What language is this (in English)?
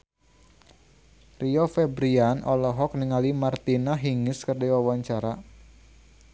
Sundanese